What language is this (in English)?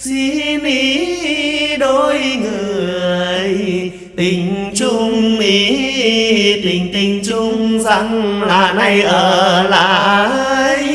Vietnamese